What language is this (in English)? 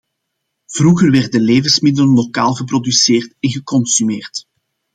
Dutch